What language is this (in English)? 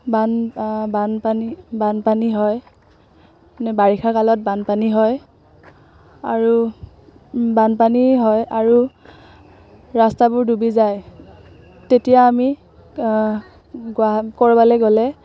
Assamese